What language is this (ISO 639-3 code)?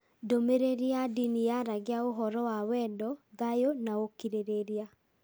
kik